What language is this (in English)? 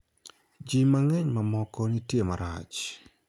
Luo (Kenya and Tanzania)